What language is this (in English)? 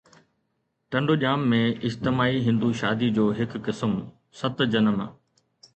Sindhi